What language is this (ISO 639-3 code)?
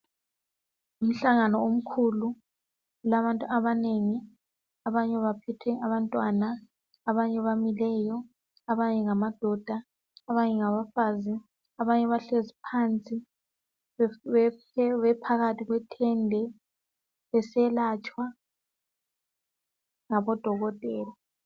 nde